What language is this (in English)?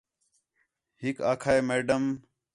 Khetrani